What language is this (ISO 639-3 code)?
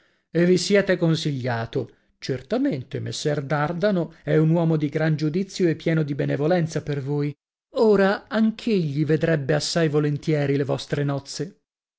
ita